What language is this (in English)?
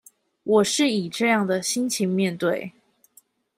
Chinese